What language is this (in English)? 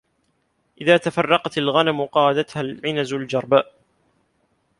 Arabic